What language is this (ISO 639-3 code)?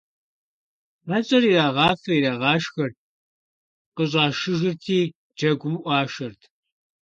kbd